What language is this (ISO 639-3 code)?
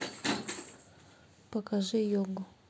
rus